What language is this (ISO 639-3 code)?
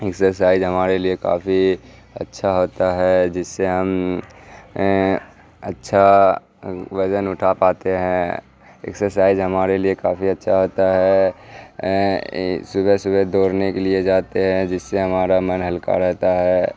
urd